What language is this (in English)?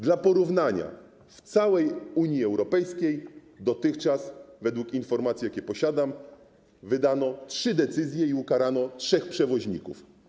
Polish